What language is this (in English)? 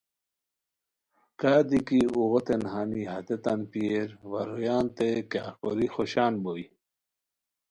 Khowar